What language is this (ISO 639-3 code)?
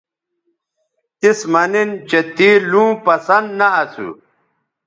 btv